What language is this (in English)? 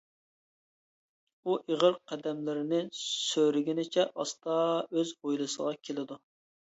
Uyghur